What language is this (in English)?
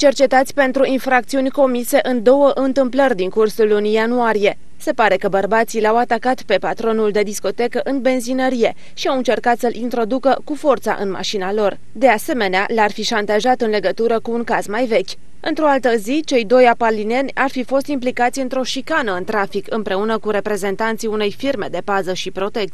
Romanian